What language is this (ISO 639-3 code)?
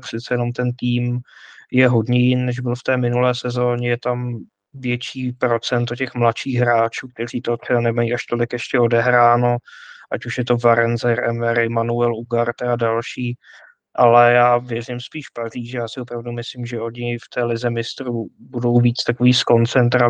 ces